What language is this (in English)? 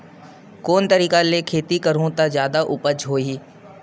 Chhattisgarhi